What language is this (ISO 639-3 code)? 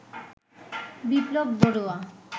ben